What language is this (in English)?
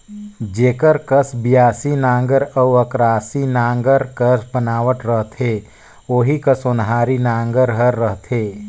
Chhattisgarhi